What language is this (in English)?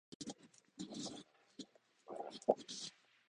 Japanese